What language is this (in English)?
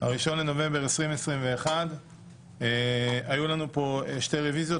Hebrew